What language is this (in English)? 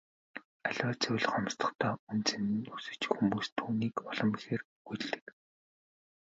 Mongolian